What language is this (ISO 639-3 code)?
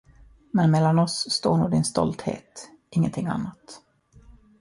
swe